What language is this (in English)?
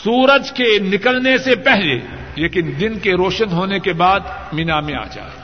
Urdu